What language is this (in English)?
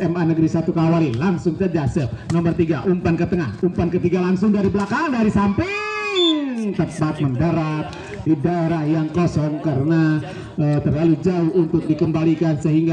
Indonesian